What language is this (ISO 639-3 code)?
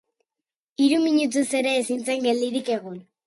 eus